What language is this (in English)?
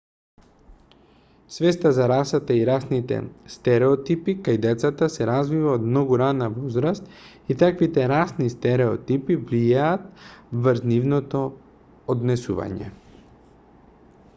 Macedonian